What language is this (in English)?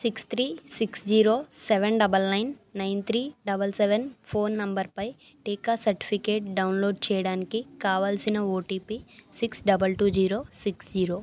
Telugu